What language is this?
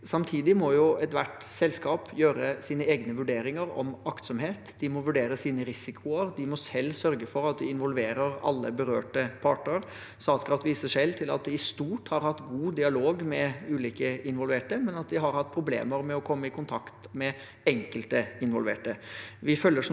Norwegian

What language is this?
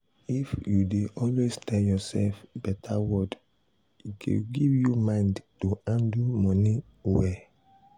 Nigerian Pidgin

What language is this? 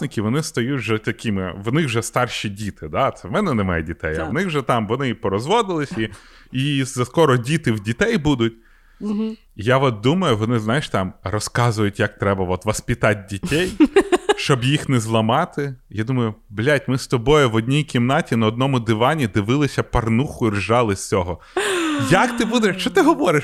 Ukrainian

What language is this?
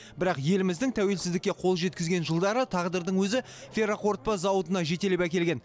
Kazakh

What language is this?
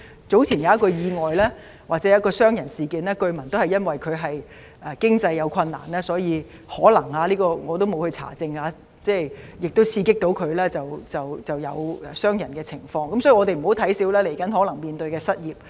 Cantonese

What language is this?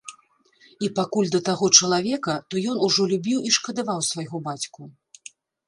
Belarusian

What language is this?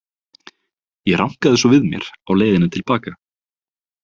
Icelandic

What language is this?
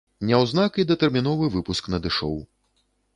Belarusian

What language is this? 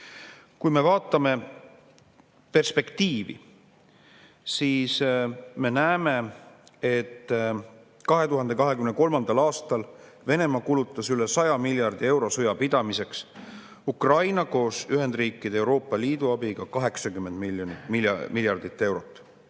Estonian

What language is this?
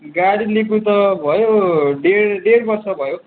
Nepali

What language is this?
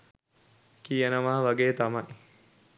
Sinhala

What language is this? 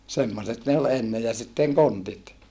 Finnish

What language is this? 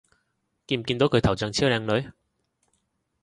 Cantonese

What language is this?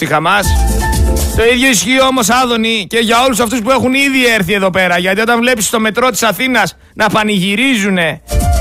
Greek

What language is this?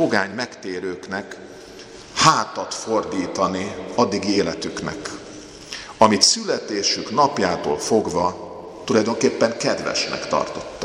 Hungarian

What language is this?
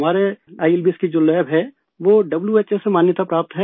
Hindi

